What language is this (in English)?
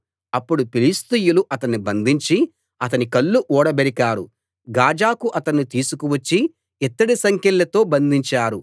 Telugu